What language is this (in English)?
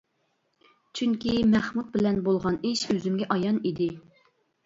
Uyghur